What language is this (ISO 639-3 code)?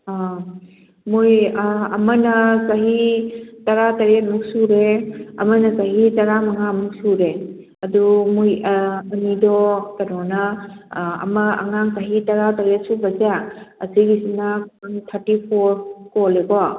mni